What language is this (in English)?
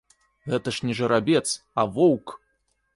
Belarusian